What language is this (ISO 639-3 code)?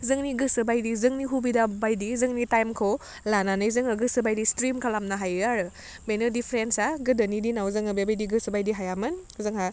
brx